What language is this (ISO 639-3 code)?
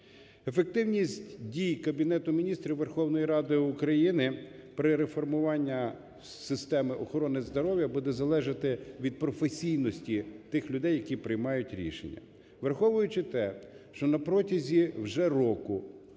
ukr